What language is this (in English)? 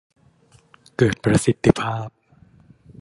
Thai